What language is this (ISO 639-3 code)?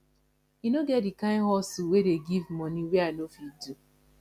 pcm